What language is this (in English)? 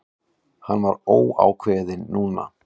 Icelandic